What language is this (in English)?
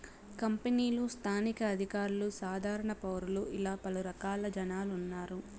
Telugu